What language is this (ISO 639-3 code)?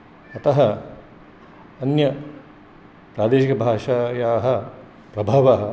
san